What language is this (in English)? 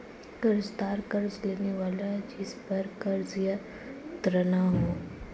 Hindi